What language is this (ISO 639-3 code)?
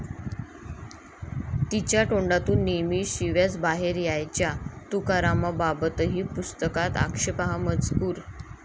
mar